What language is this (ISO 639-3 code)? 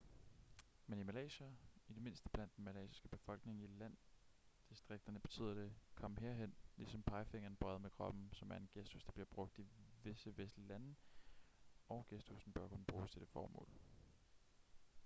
dan